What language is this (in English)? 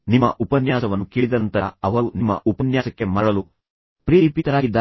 Kannada